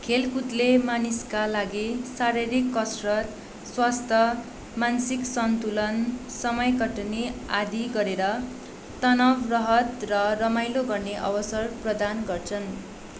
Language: Nepali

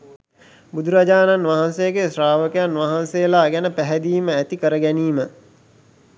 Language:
Sinhala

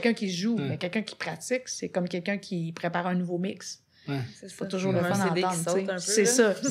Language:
French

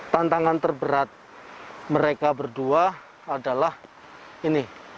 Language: Indonesian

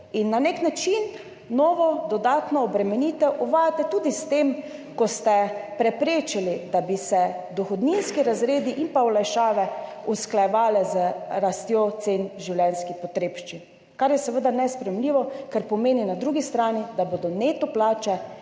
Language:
Slovenian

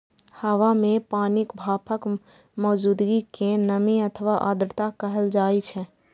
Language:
Maithili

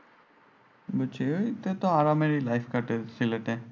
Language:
Bangla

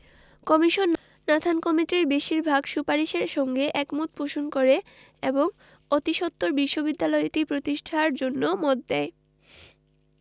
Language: Bangla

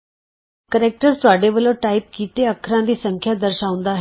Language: Punjabi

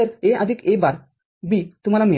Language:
Marathi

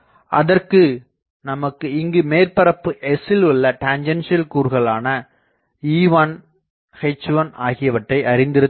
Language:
Tamil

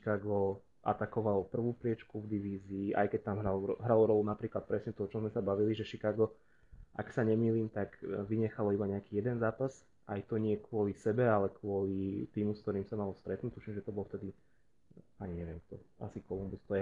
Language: Slovak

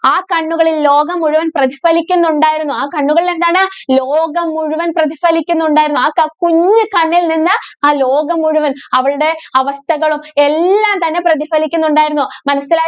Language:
Malayalam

